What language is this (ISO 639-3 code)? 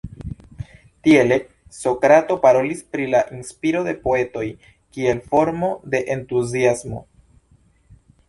epo